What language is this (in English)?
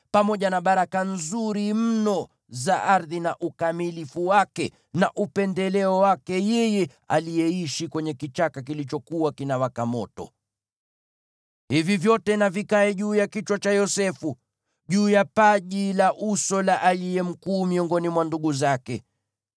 Swahili